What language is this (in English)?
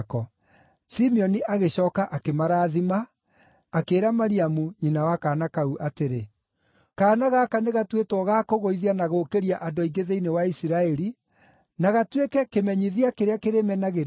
Kikuyu